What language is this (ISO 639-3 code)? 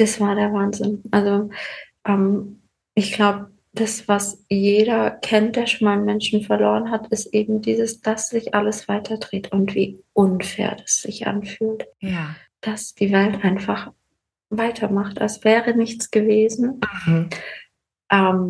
deu